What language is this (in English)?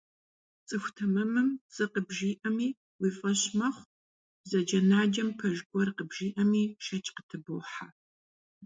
Kabardian